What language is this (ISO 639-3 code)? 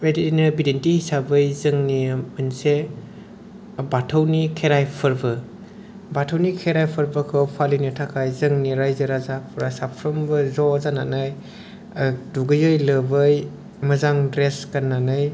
brx